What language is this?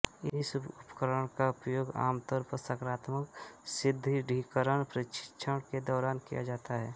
Hindi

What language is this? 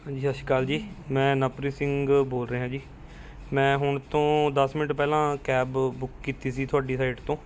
Punjabi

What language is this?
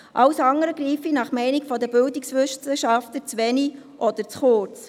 Swiss German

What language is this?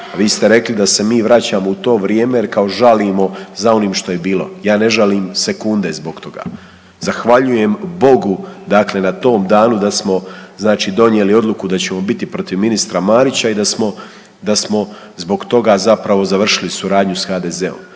Croatian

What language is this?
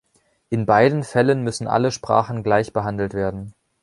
German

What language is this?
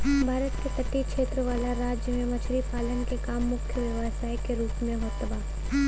Bhojpuri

